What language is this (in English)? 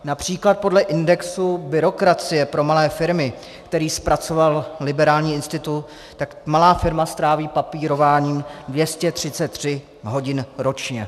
Czech